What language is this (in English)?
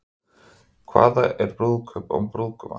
Icelandic